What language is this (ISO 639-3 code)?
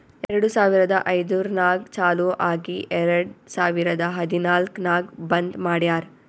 kan